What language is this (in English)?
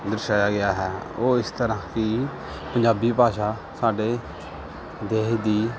Punjabi